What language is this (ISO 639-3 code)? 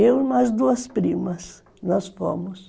por